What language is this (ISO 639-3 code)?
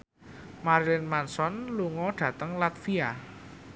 jav